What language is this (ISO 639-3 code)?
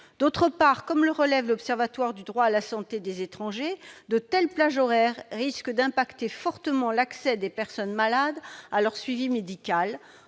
fra